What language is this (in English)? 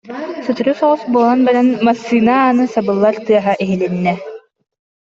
Yakut